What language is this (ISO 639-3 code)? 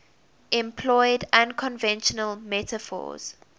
eng